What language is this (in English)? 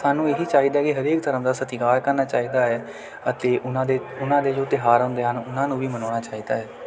Punjabi